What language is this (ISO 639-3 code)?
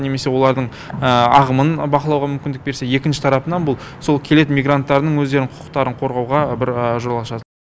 kaz